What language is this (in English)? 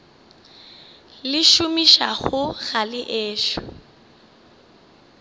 Northern Sotho